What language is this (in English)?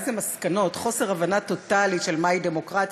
Hebrew